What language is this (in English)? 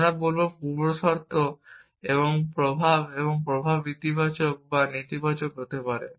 Bangla